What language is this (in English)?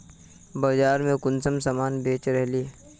Magahi